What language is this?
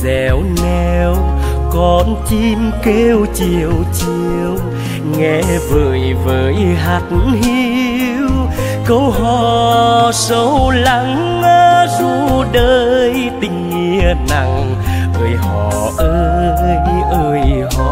Vietnamese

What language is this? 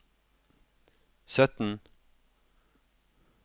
Norwegian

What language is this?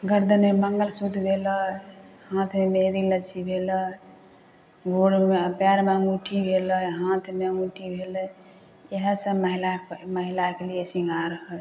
Maithili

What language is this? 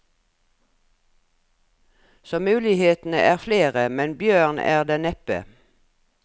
Norwegian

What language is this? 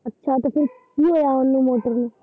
Punjabi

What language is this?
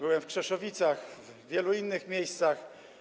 Polish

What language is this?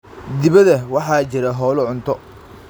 Somali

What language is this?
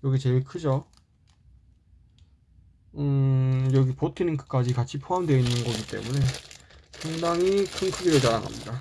Korean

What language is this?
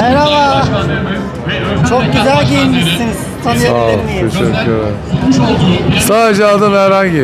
Turkish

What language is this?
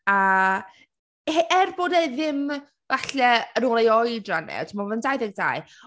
Welsh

